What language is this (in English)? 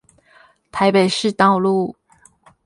Chinese